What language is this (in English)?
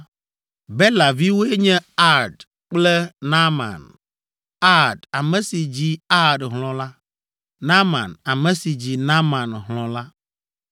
Ewe